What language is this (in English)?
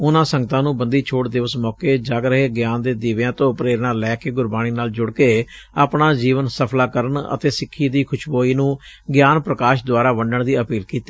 Punjabi